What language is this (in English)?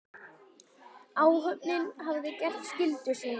Icelandic